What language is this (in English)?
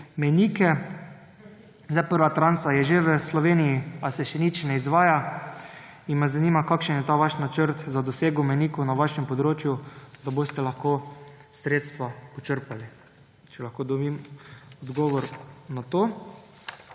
Slovenian